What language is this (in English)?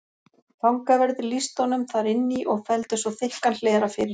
Icelandic